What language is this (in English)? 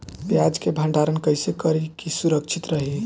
Bhojpuri